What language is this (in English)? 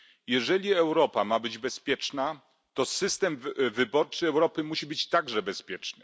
Polish